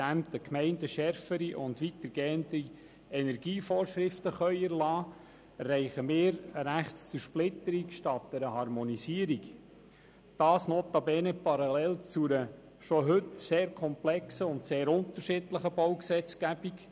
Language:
Swiss German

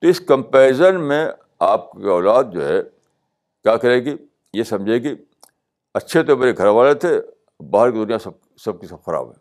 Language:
Urdu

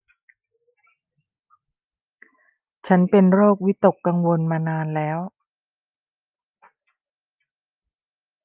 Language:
Thai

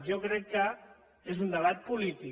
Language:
Catalan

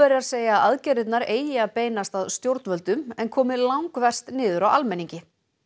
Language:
Icelandic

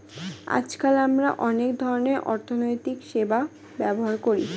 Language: Bangla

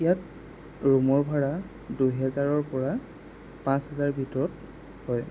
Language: Assamese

